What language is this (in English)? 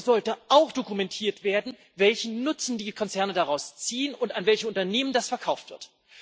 German